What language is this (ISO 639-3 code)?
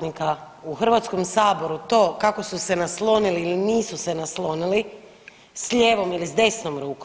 hrv